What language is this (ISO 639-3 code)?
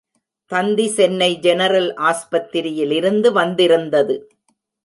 tam